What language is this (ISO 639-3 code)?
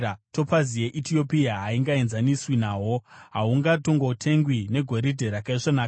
sna